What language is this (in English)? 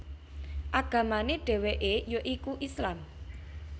Javanese